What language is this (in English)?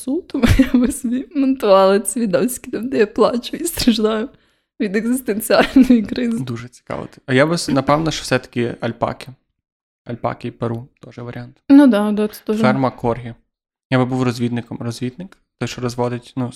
Ukrainian